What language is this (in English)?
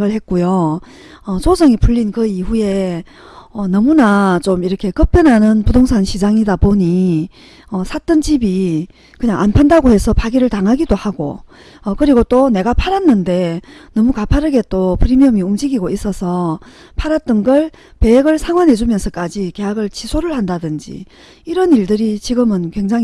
Korean